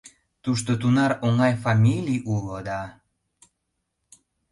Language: Mari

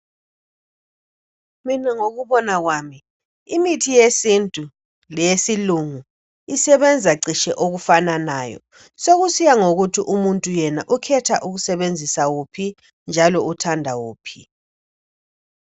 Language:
North Ndebele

